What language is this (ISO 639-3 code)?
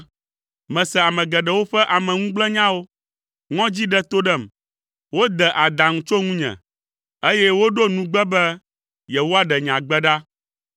ewe